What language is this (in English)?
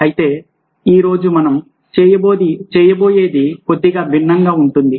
Telugu